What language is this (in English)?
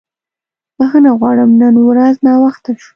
Pashto